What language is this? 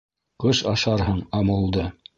Bashkir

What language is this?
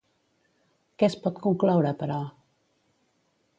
Catalan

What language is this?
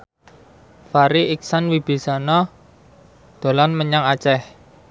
Javanese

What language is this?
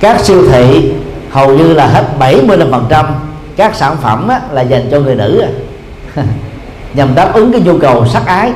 Vietnamese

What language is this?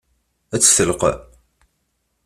Kabyle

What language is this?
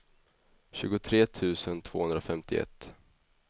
Swedish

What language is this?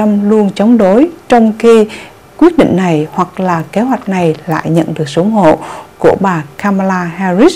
Vietnamese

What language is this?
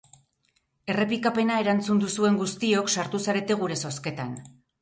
Basque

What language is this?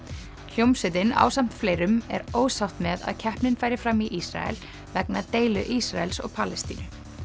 Icelandic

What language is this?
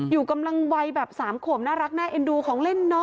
Thai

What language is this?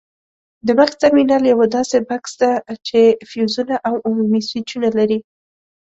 Pashto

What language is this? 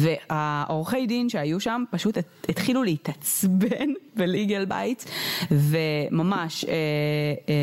Hebrew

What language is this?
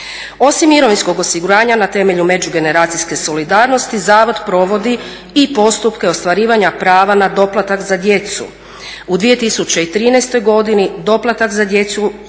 Croatian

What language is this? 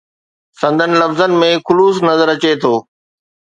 Sindhi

